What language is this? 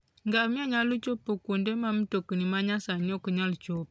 Luo (Kenya and Tanzania)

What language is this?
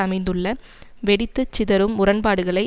Tamil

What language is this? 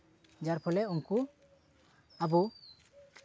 Santali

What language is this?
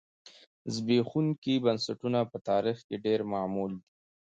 Pashto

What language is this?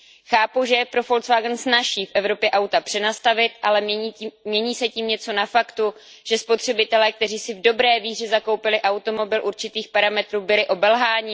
Czech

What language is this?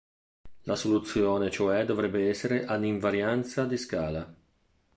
Italian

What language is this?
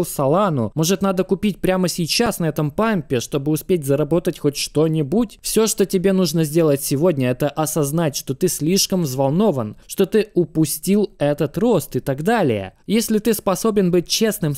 Russian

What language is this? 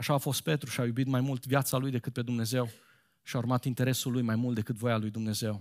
Romanian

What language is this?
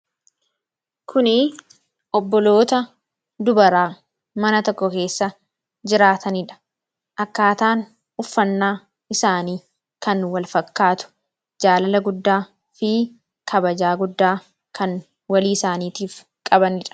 Oromo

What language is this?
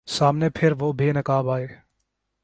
Urdu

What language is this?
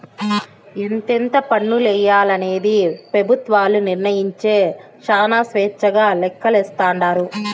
Telugu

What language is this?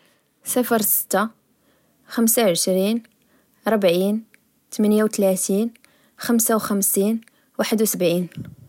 Moroccan Arabic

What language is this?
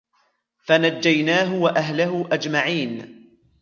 Arabic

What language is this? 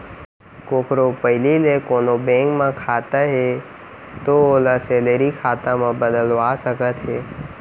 Chhattisgarhi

